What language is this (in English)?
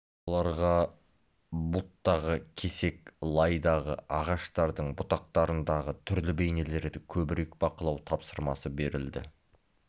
Kazakh